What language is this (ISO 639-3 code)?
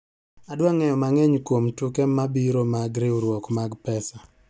luo